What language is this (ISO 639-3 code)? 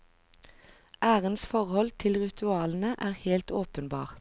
nor